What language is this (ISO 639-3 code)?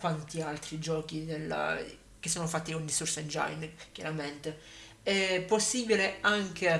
ita